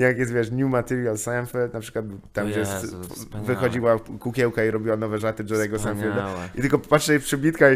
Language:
Polish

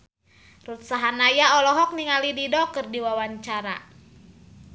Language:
Sundanese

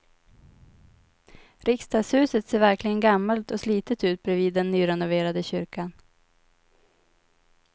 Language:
Swedish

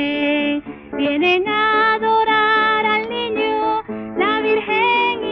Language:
Romanian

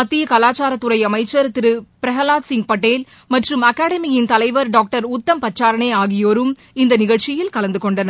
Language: Tamil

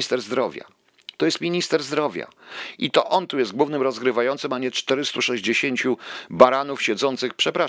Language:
Polish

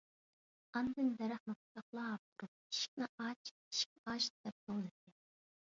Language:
Uyghur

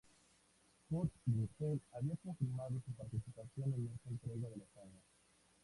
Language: Spanish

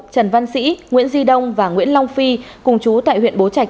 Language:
Vietnamese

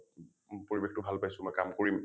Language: Assamese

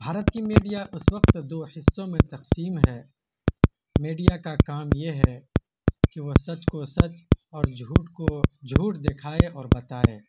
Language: Urdu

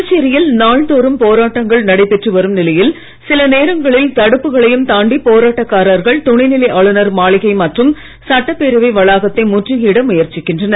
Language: Tamil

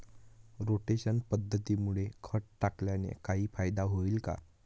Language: Marathi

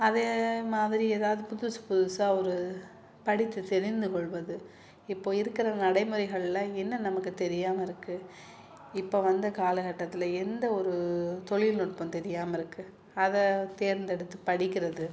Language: Tamil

